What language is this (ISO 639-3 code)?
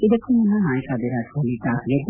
kan